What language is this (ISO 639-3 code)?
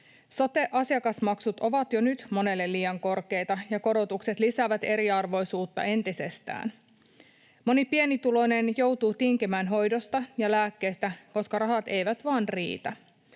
fin